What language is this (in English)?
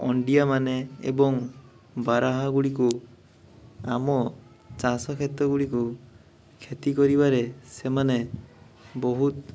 Odia